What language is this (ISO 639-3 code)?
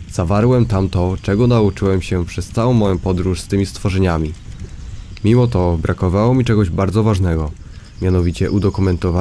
pol